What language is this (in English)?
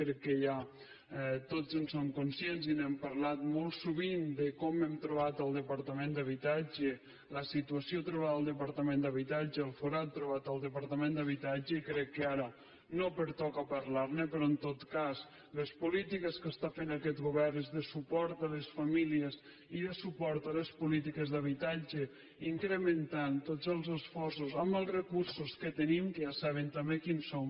Catalan